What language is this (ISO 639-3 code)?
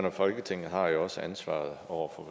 dan